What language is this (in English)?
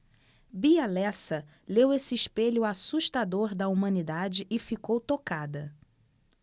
Portuguese